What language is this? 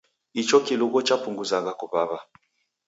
Taita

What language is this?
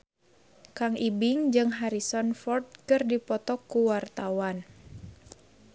Sundanese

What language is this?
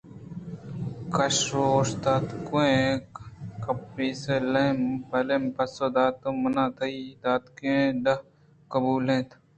Eastern Balochi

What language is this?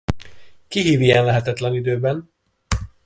Hungarian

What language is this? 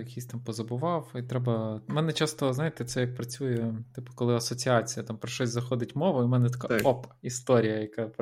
Ukrainian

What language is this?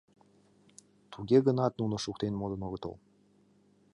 Mari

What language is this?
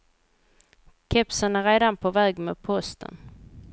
Swedish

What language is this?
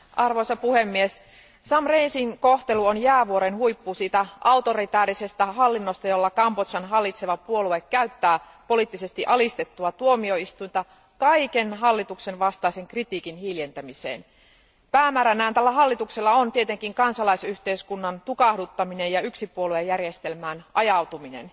Finnish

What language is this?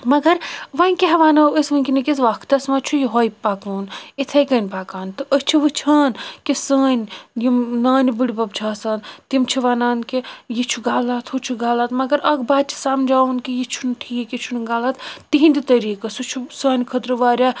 Kashmiri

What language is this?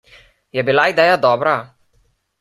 Slovenian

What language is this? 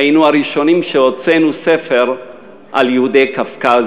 Hebrew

